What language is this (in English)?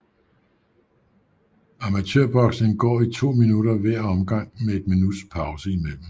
Danish